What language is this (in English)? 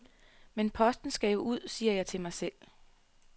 Danish